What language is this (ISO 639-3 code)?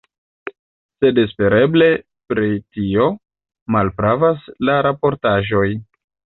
epo